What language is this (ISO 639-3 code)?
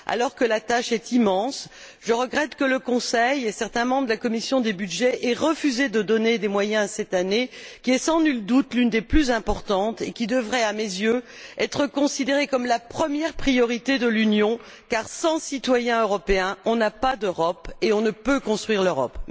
fra